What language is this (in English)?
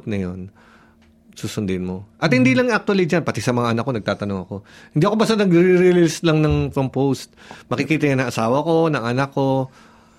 Filipino